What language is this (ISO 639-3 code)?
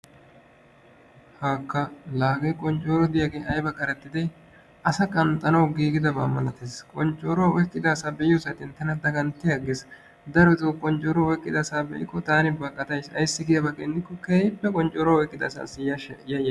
wal